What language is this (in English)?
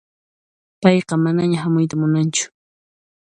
Puno Quechua